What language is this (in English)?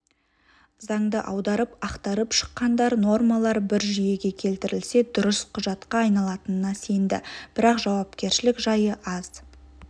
Kazakh